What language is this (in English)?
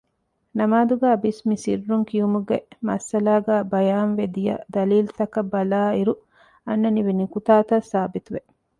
Divehi